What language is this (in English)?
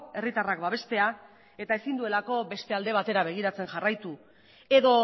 Basque